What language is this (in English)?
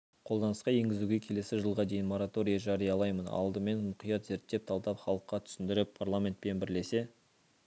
Kazakh